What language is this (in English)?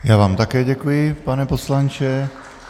Czech